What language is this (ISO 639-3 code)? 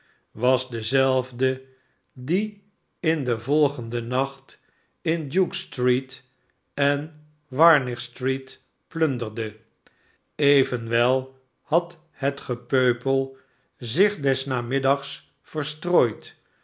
nld